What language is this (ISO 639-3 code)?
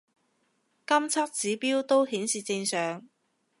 yue